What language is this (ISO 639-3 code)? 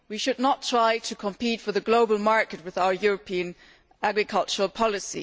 eng